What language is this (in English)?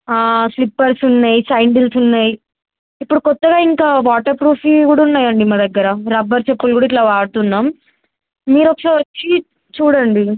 Telugu